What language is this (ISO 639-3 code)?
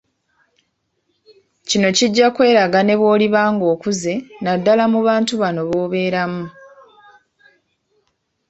lug